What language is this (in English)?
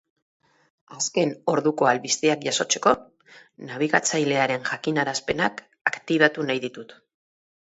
Basque